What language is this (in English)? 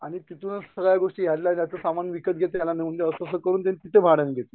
Marathi